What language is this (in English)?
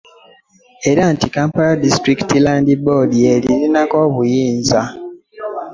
Ganda